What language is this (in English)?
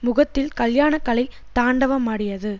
Tamil